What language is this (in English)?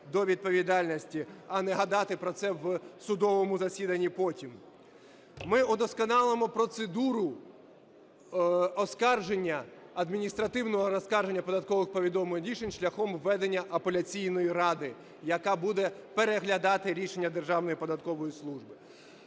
Ukrainian